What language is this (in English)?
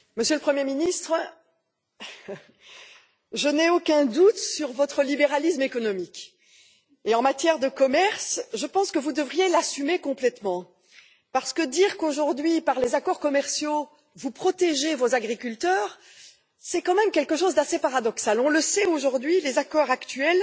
French